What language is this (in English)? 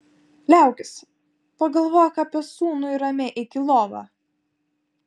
Lithuanian